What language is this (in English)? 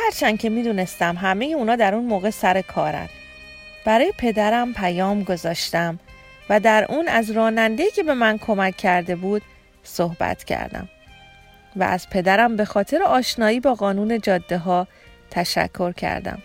Persian